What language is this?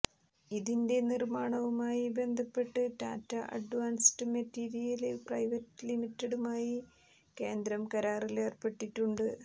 Malayalam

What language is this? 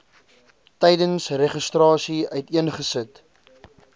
Afrikaans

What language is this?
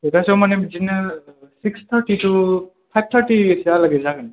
Bodo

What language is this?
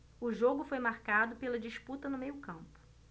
Portuguese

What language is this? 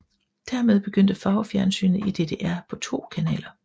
Danish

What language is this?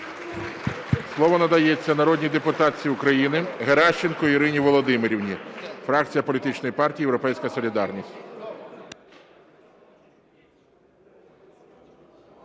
Ukrainian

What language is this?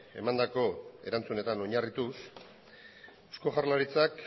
Basque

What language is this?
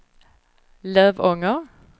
Swedish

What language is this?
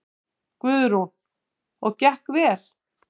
Icelandic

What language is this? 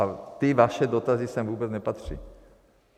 Czech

